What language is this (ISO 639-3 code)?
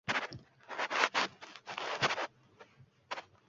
uzb